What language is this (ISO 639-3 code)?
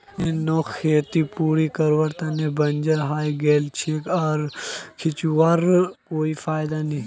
mag